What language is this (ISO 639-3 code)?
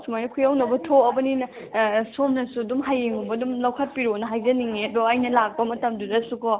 mni